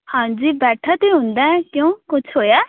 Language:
Punjabi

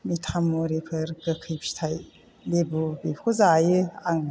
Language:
Bodo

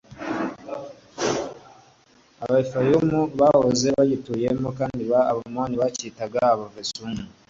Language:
Kinyarwanda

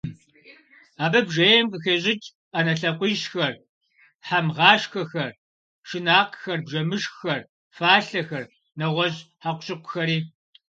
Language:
Kabardian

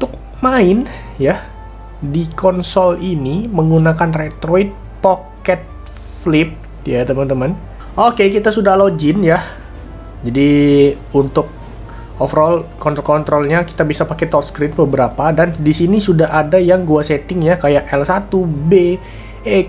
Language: Indonesian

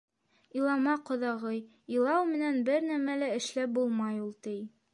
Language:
Bashkir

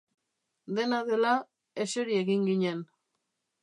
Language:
Basque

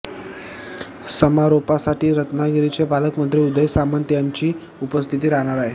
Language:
Marathi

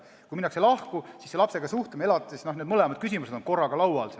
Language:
Estonian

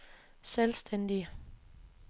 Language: Danish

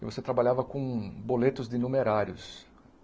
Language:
Portuguese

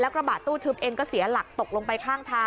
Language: Thai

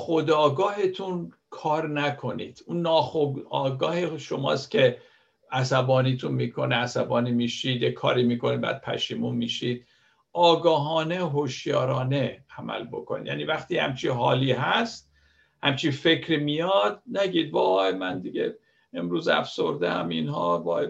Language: Persian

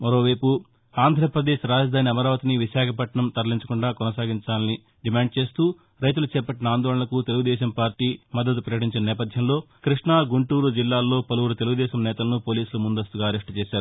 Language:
Telugu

